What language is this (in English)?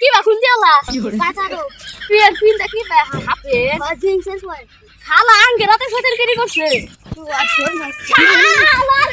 Bangla